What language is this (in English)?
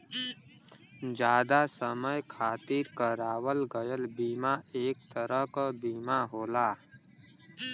Bhojpuri